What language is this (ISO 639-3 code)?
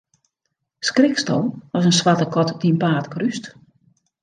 fry